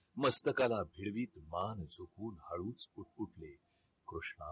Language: Marathi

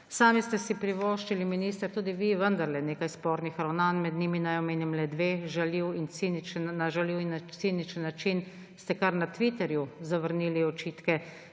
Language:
Slovenian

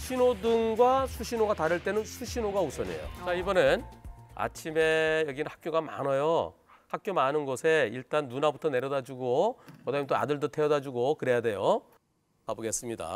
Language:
Korean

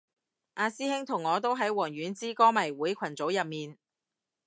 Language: Cantonese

